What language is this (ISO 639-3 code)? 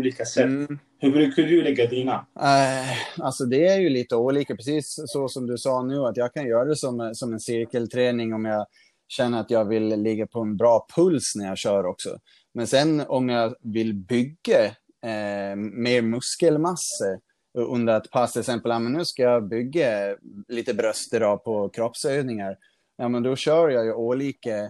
swe